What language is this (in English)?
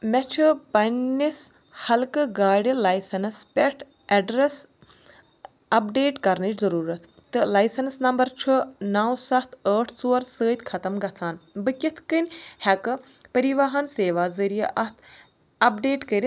Kashmiri